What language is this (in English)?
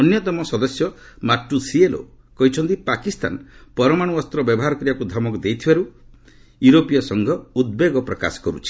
Odia